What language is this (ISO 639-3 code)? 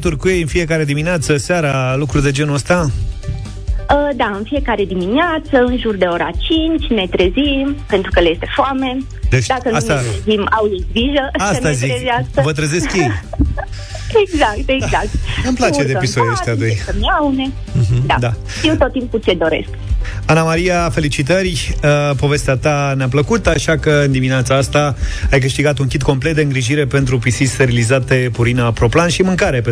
ron